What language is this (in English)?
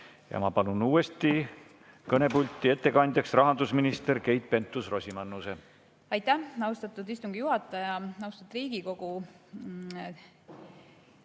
Estonian